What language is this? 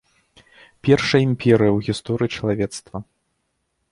Belarusian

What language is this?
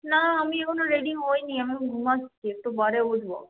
Bangla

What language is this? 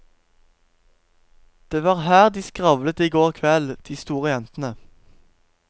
Norwegian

